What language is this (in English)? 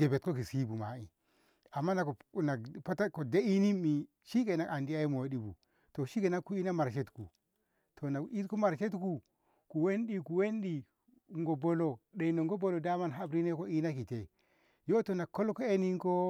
Ngamo